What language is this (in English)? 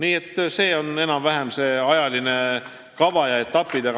Estonian